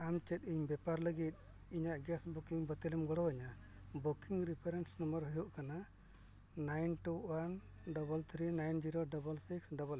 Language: Santali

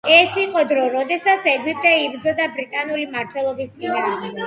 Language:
Georgian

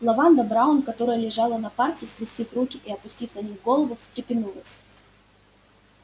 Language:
Russian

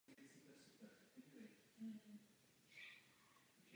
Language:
Czech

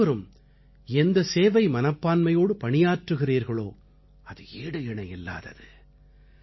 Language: Tamil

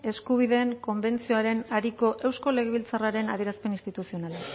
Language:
Basque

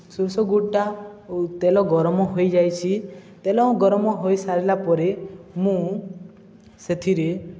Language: Odia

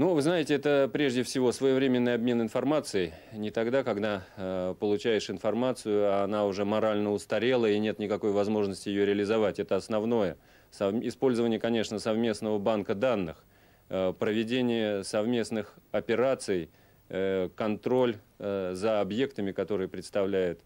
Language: Russian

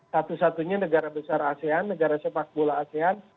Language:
Indonesian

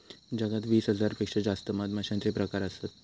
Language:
Marathi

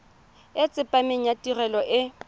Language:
Tswana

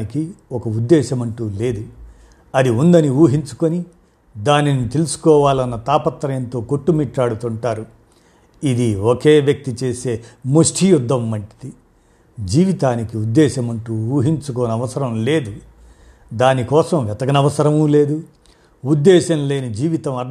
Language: Telugu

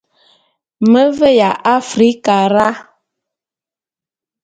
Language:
Bulu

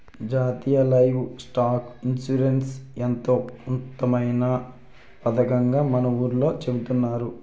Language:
Telugu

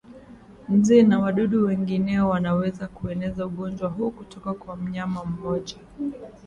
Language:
Swahili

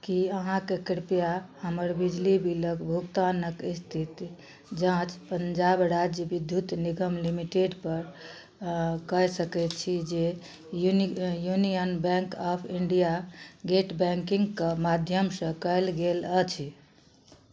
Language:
Maithili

